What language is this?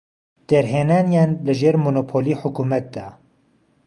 Central Kurdish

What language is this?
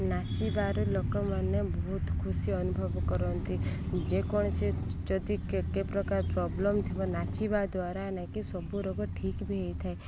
Odia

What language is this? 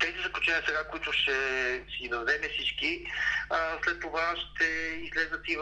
Bulgarian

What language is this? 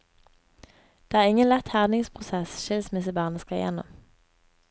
Norwegian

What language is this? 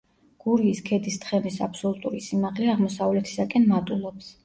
Georgian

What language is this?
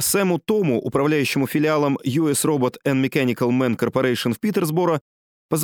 Russian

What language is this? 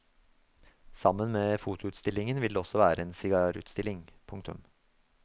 Norwegian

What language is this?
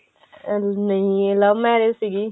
Punjabi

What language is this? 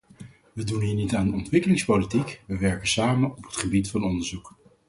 Dutch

